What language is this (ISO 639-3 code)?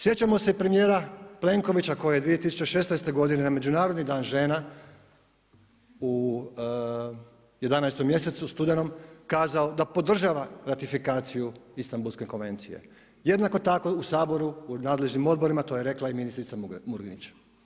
hrv